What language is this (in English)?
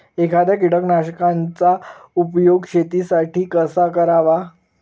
Marathi